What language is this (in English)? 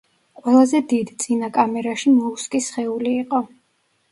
Georgian